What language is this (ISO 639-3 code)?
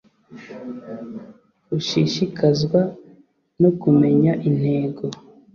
kin